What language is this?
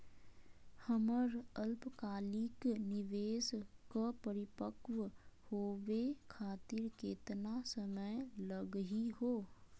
Magahi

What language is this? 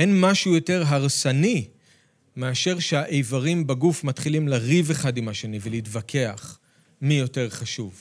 Hebrew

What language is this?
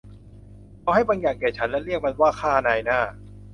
Thai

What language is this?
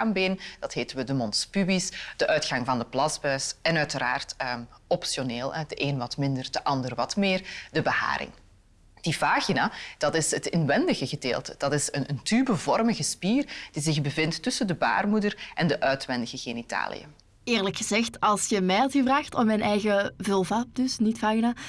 Dutch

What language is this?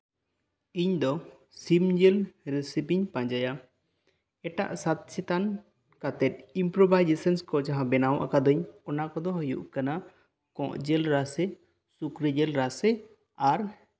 Santali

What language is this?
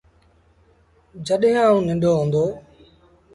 Sindhi Bhil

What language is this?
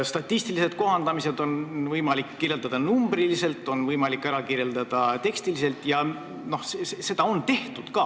Estonian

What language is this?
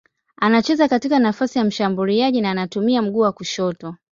Swahili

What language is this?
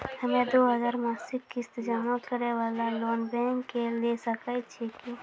Maithili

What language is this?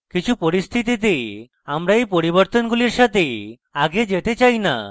Bangla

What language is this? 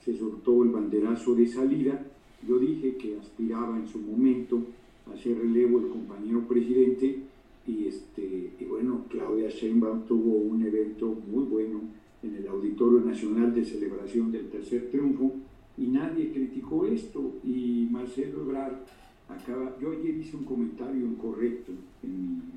Spanish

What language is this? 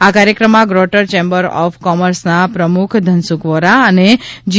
Gujarati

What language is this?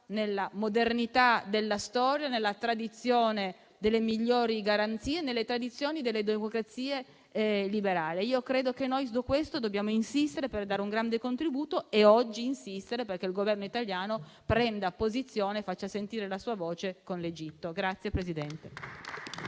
Italian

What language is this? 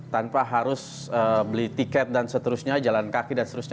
Indonesian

